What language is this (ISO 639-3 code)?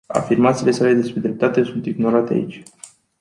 ron